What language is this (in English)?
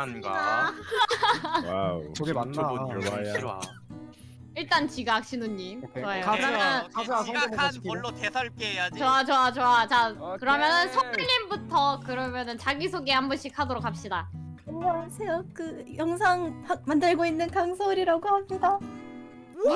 Korean